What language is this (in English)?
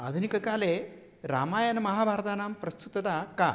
Sanskrit